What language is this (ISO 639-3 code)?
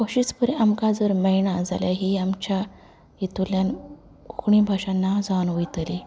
kok